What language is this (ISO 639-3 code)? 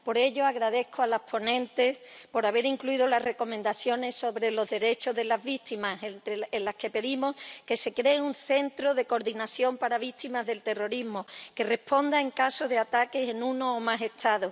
spa